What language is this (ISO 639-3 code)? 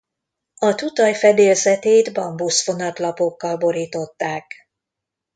hun